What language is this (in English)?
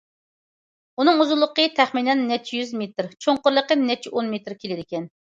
Uyghur